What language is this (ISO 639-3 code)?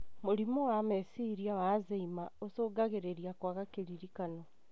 kik